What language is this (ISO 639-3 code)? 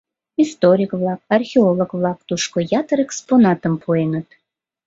chm